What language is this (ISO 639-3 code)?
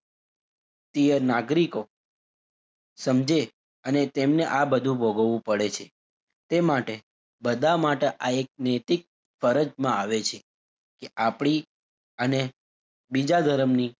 guj